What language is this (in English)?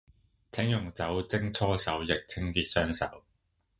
Cantonese